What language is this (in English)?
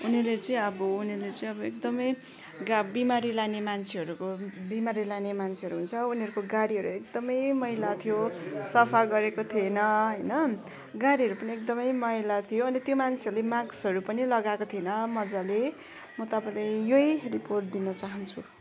Nepali